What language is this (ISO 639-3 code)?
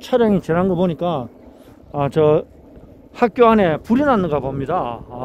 kor